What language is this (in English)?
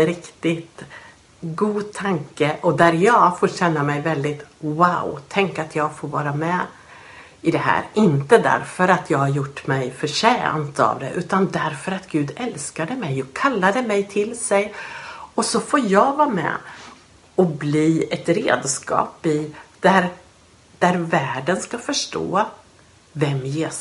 Swedish